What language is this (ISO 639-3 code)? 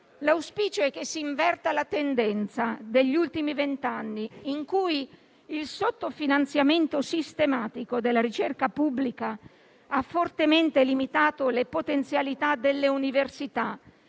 ita